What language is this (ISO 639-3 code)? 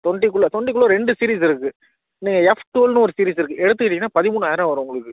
tam